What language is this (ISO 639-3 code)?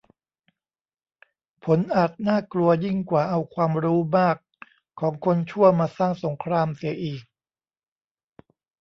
tha